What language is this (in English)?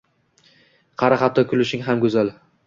Uzbek